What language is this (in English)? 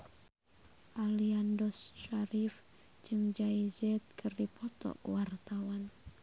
Sundanese